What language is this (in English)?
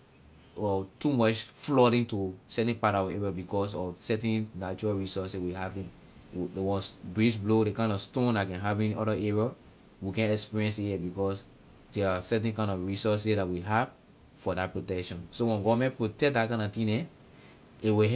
Liberian English